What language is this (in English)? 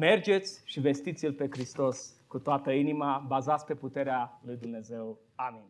Romanian